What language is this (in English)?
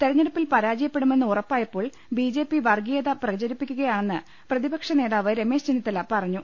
Malayalam